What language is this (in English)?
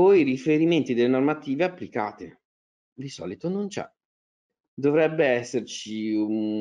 Italian